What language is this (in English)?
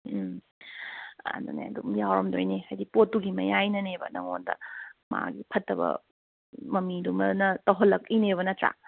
Manipuri